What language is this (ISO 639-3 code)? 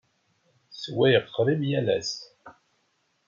kab